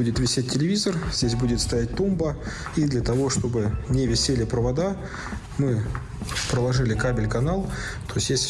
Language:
Russian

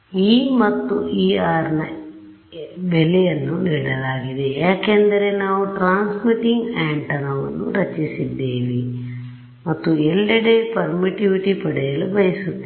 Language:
Kannada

